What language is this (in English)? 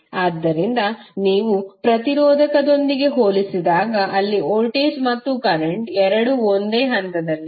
Kannada